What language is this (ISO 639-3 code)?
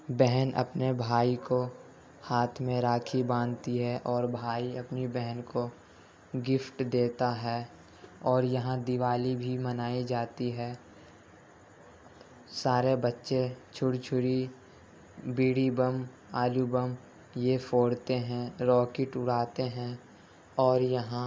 urd